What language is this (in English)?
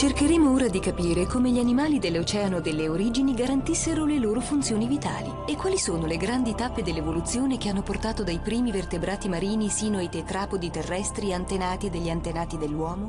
Italian